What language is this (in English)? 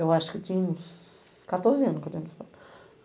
Portuguese